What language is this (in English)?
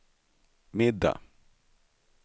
Swedish